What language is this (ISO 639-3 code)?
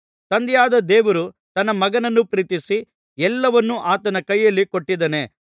kan